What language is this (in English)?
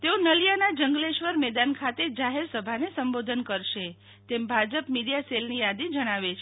Gujarati